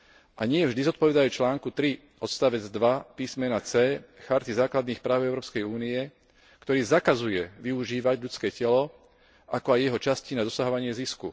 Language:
Slovak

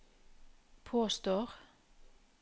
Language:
Norwegian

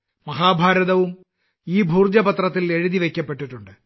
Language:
Malayalam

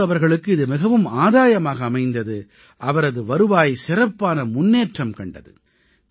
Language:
Tamil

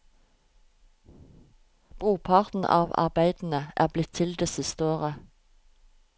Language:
Norwegian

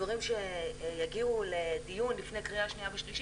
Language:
Hebrew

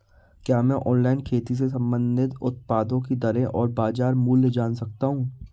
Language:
Hindi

